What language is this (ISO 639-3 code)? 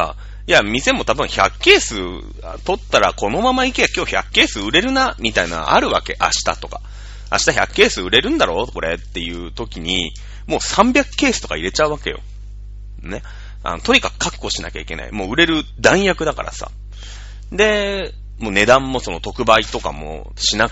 jpn